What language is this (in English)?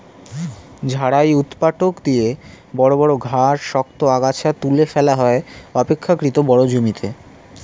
Bangla